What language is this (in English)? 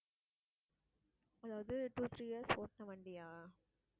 Tamil